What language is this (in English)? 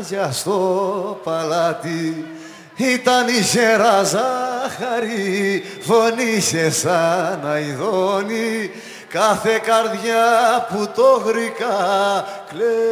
Greek